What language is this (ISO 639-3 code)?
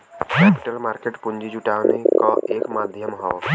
bho